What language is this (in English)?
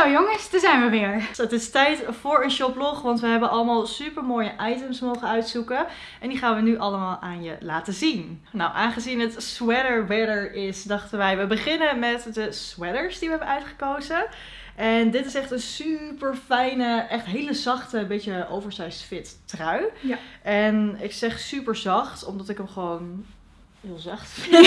Dutch